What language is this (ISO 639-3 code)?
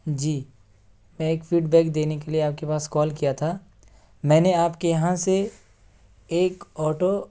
urd